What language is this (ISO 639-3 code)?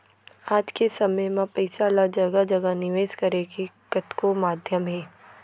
hne